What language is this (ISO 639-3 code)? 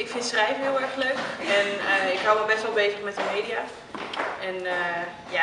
nld